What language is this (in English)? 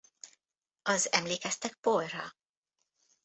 Hungarian